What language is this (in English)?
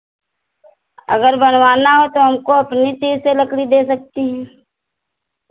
Hindi